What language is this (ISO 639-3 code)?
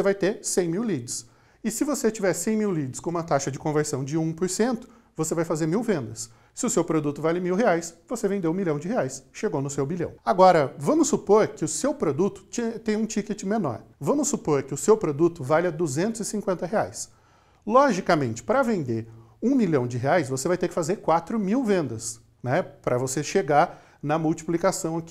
por